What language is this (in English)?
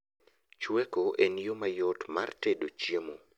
Luo (Kenya and Tanzania)